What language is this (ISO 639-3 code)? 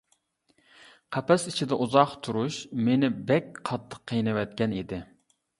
uig